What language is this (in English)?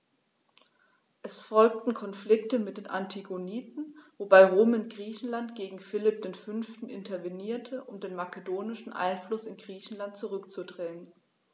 German